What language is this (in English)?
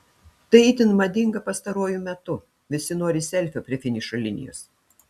Lithuanian